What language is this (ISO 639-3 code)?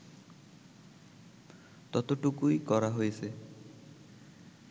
ben